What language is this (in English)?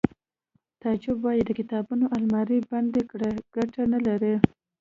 Pashto